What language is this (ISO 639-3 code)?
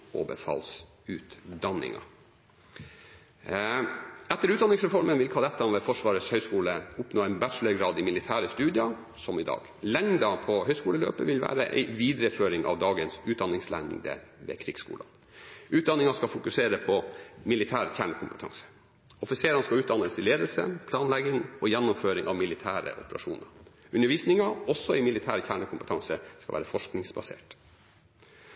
nob